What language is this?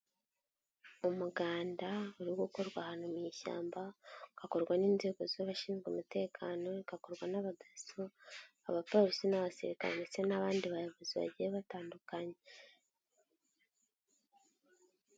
Kinyarwanda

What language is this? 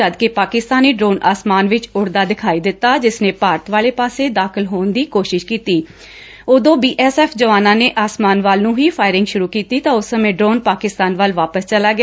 Punjabi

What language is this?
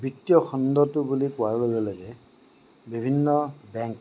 Assamese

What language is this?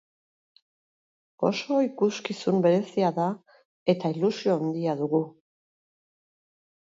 Basque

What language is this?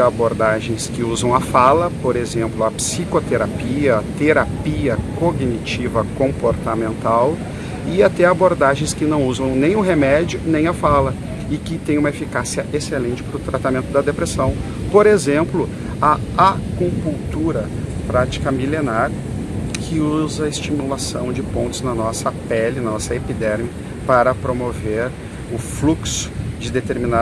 Portuguese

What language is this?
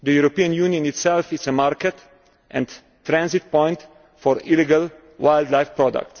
English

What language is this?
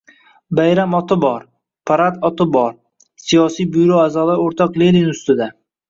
Uzbek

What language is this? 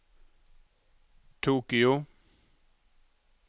Norwegian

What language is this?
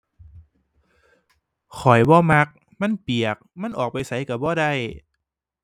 Thai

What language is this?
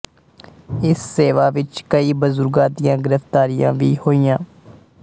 Punjabi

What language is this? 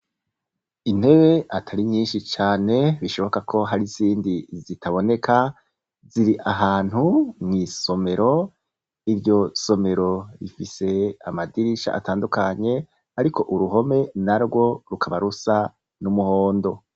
Rundi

